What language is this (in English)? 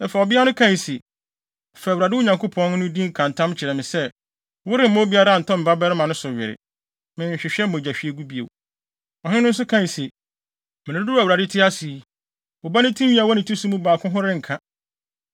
Akan